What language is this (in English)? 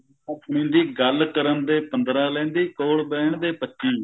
Punjabi